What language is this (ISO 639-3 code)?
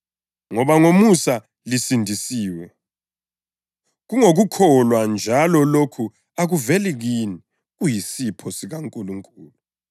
nde